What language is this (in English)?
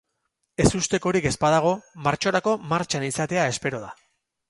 Basque